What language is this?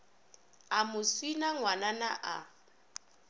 Northern Sotho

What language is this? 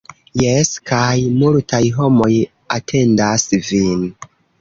Esperanto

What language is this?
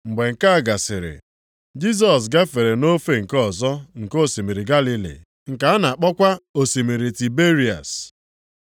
Igbo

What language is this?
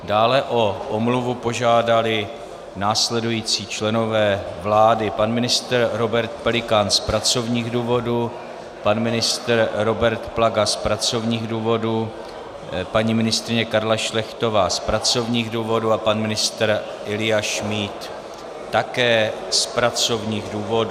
Czech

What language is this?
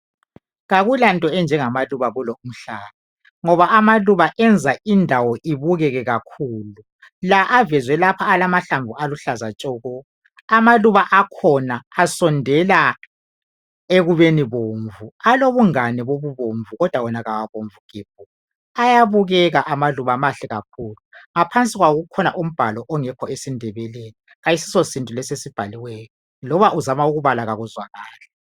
North Ndebele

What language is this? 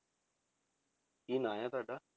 Punjabi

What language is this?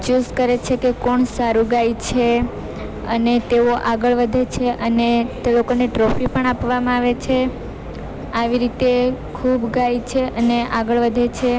Gujarati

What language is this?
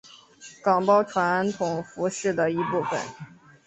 Chinese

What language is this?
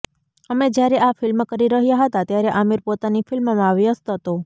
Gujarati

